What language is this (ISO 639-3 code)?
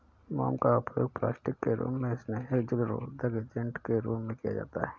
hin